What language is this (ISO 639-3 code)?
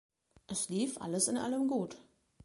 deu